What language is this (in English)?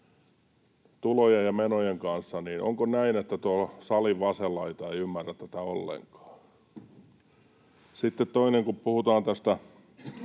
Finnish